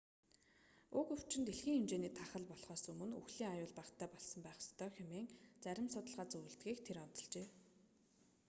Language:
Mongolian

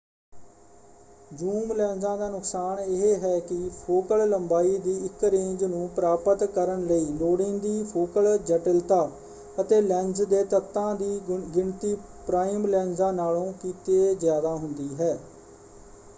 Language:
Punjabi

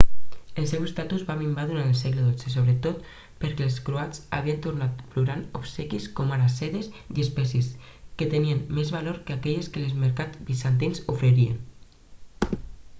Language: Catalan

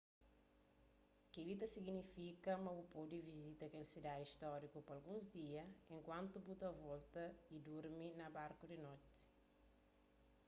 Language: Kabuverdianu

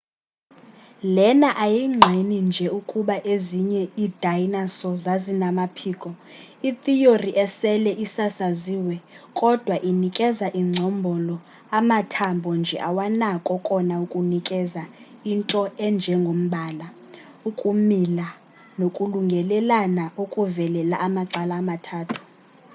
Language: Xhosa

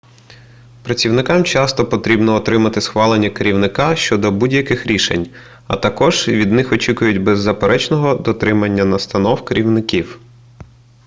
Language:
Ukrainian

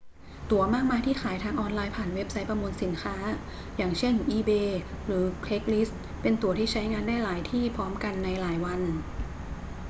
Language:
Thai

